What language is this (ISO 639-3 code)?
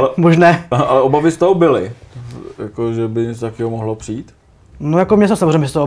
ces